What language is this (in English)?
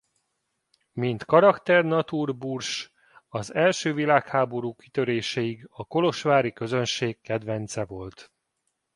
Hungarian